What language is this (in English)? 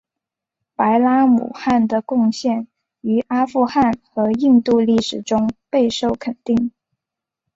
Chinese